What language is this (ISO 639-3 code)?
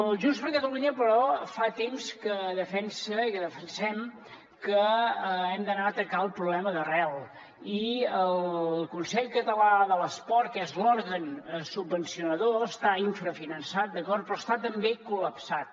cat